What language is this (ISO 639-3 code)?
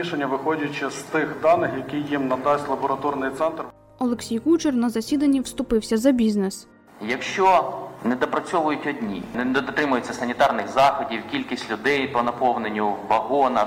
ukr